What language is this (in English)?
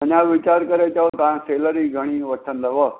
Sindhi